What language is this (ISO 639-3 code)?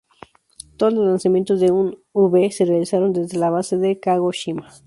spa